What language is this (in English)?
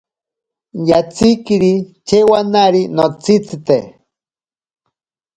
Ashéninka Perené